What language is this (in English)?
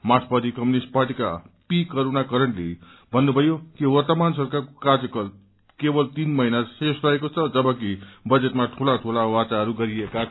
Nepali